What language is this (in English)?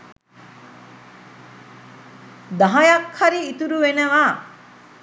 Sinhala